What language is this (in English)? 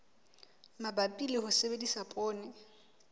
Southern Sotho